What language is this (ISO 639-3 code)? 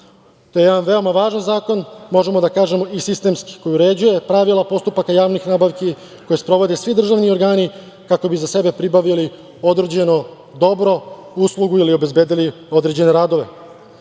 srp